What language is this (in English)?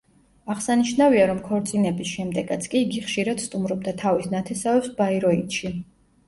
Georgian